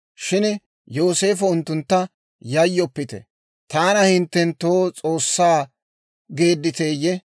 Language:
Dawro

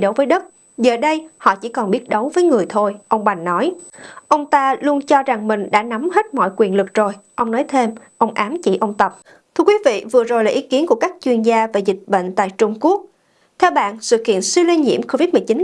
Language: Vietnamese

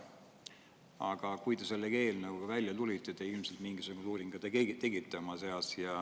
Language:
Estonian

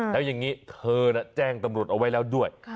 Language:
Thai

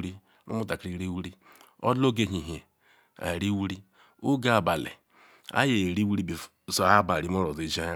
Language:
Ikwere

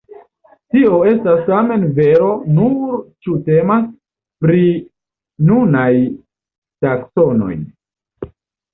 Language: Esperanto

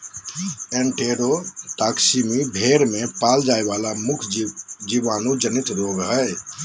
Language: Magahi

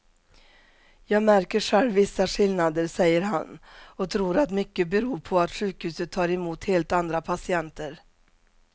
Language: Swedish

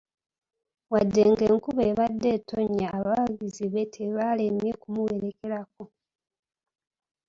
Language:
Ganda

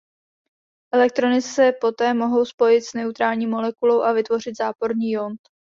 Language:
Czech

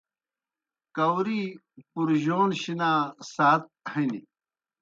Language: Kohistani Shina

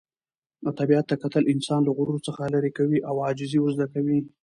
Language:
Pashto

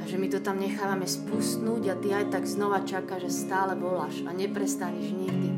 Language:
Slovak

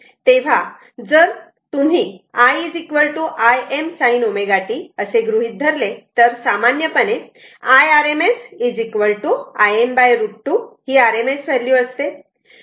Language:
Marathi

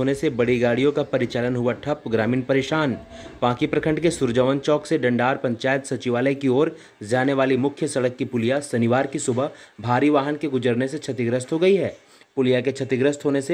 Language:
Hindi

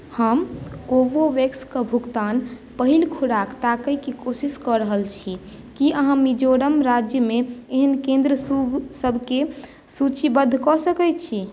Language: Maithili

